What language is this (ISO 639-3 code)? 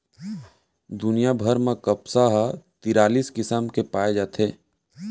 hne